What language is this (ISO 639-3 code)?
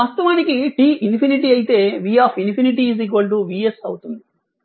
tel